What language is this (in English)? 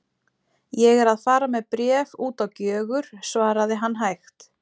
Icelandic